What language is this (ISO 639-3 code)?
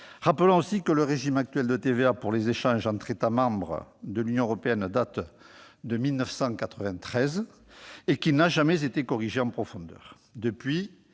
fra